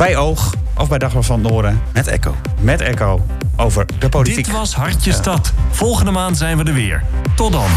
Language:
Dutch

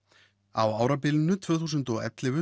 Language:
Icelandic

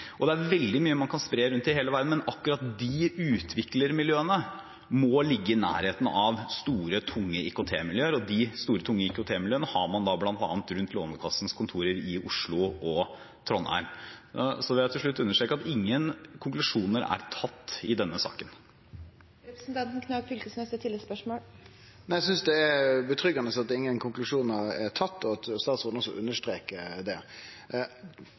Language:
Norwegian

